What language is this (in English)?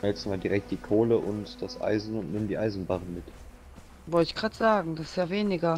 German